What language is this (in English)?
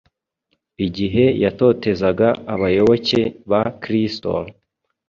Kinyarwanda